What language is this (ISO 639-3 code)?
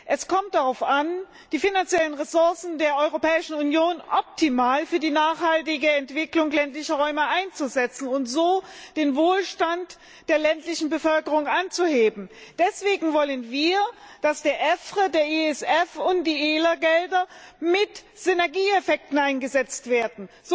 deu